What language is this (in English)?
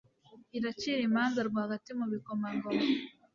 Kinyarwanda